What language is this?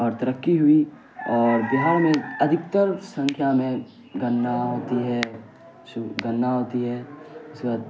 Urdu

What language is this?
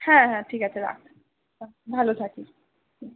Bangla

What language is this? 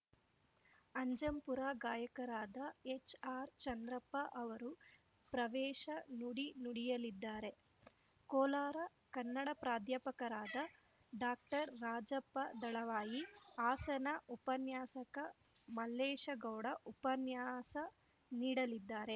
Kannada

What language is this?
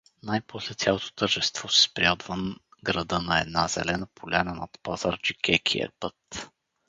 Bulgarian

